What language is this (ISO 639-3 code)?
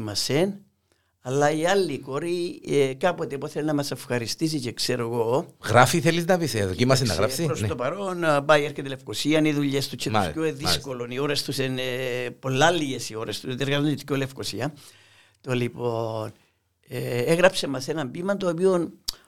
ell